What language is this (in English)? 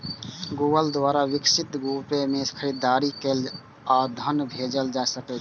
Maithili